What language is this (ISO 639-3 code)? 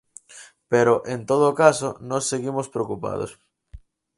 glg